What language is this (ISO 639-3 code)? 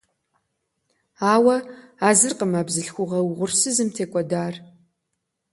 kbd